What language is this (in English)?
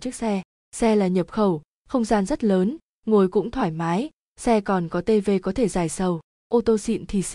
Vietnamese